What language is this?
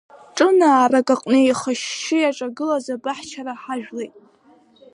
Abkhazian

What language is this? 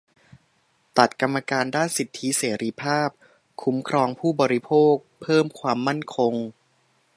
Thai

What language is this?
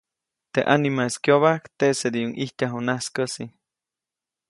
Copainalá Zoque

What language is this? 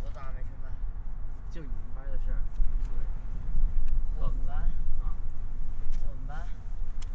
Chinese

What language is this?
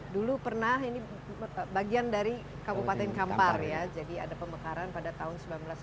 Indonesian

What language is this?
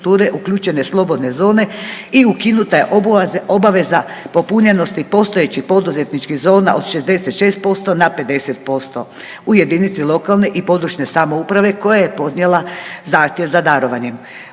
Croatian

